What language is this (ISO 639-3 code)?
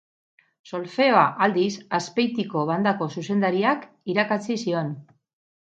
eus